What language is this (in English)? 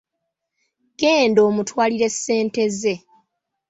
Ganda